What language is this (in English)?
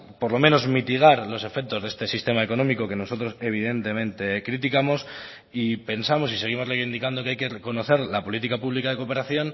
Spanish